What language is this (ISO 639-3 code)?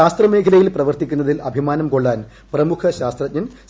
mal